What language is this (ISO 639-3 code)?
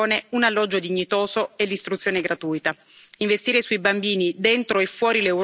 ita